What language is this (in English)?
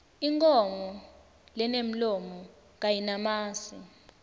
Swati